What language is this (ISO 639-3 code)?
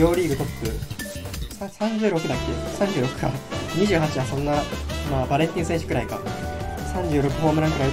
jpn